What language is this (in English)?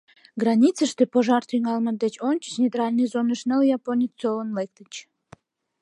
Mari